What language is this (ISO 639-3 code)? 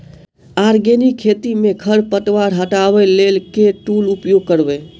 mai